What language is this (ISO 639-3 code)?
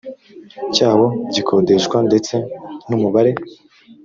kin